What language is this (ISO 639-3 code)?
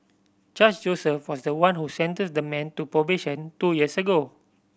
eng